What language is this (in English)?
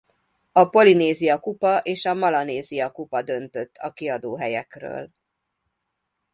Hungarian